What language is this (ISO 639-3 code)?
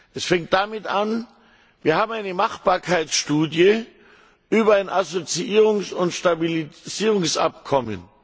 deu